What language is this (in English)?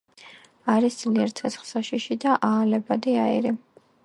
Georgian